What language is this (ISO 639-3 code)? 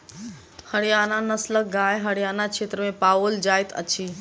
mai